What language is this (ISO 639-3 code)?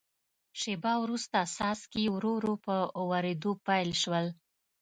pus